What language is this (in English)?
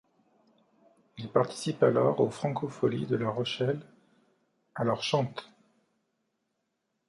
French